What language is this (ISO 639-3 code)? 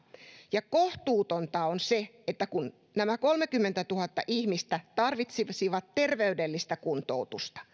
fin